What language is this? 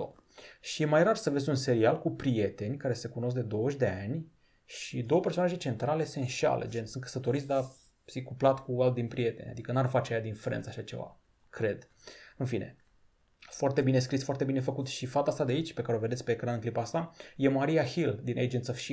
Romanian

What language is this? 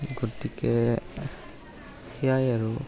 Assamese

